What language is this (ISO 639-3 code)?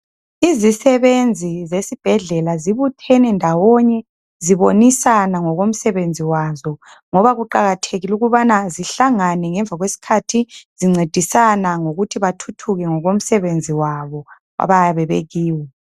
nde